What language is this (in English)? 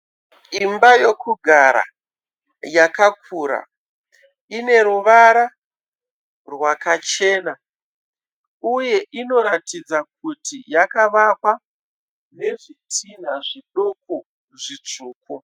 Shona